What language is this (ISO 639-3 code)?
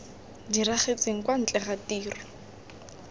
tsn